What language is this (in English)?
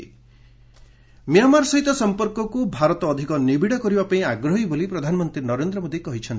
Odia